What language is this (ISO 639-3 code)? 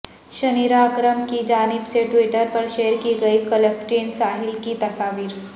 urd